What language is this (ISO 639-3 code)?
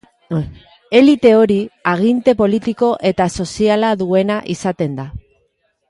eus